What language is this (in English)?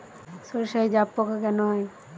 Bangla